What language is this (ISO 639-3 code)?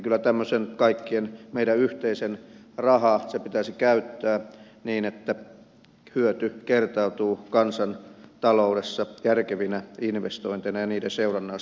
fin